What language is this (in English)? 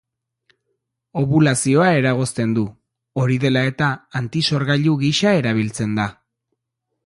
Basque